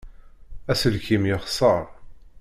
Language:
Kabyle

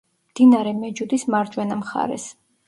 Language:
Georgian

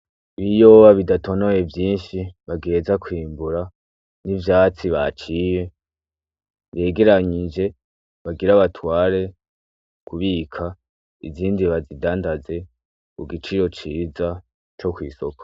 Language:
Rundi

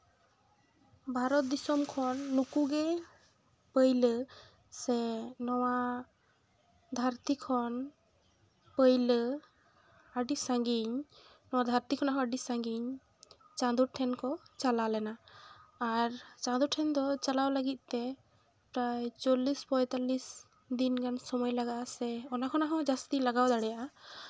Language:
Santali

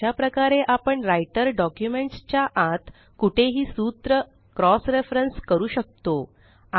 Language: Marathi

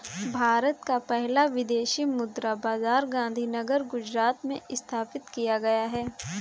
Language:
Hindi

